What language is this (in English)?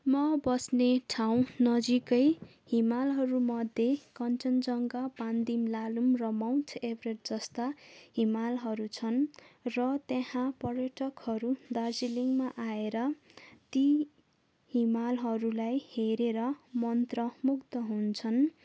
Nepali